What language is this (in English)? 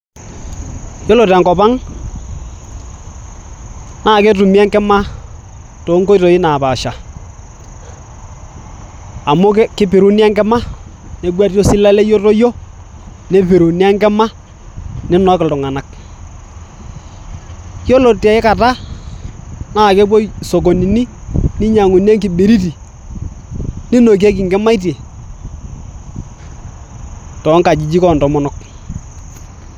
Masai